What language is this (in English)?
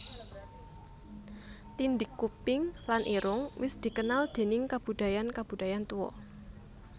Javanese